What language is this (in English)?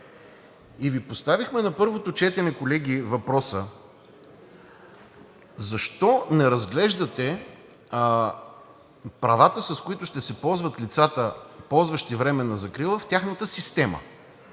Bulgarian